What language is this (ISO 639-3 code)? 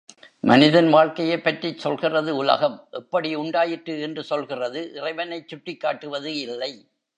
tam